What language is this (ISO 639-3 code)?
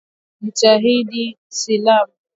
swa